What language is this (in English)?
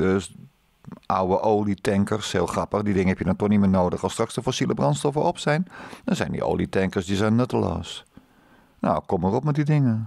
Dutch